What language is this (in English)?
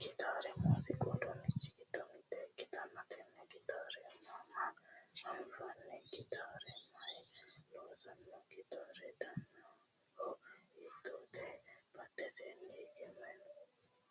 Sidamo